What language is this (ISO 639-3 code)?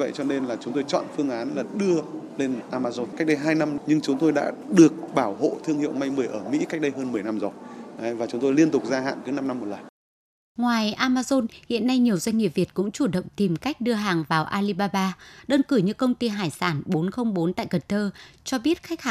vie